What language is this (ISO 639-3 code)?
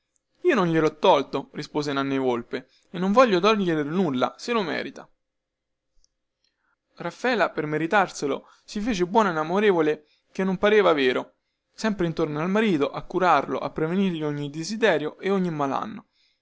ita